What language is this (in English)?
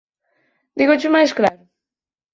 Galician